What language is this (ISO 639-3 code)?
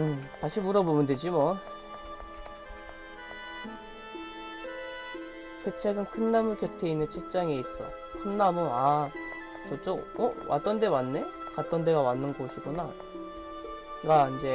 kor